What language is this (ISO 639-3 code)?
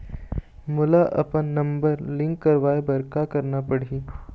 hne